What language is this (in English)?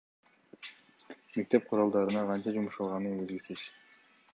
Kyrgyz